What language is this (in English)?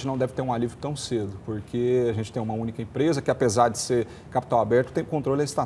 Portuguese